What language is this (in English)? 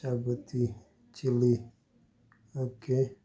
Konkani